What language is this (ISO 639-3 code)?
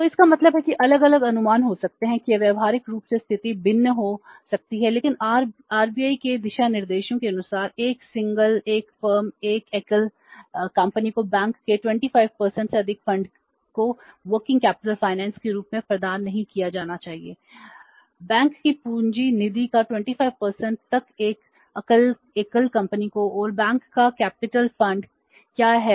hin